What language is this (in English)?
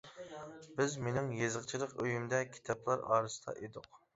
Uyghur